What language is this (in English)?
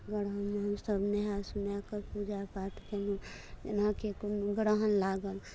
Maithili